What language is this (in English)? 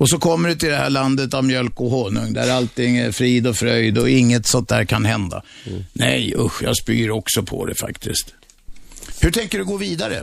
Swedish